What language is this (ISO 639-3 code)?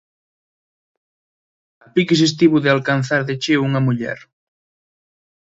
glg